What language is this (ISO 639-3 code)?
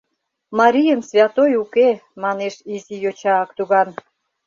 chm